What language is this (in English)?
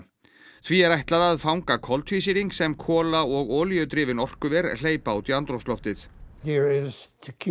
Icelandic